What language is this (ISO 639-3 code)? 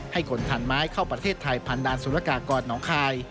tha